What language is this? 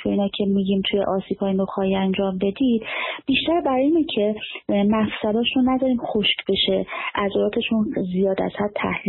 Persian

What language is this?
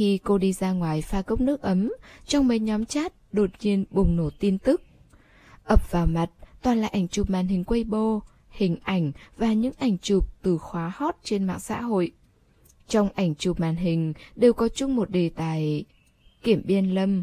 Vietnamese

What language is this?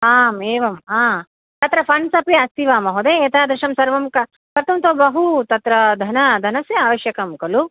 Sanskrit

